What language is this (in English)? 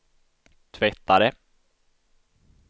Swedish